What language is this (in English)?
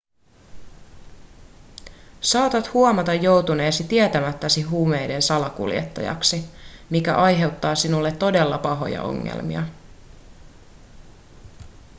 Finnish